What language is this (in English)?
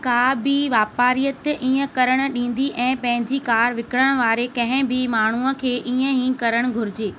Sindhi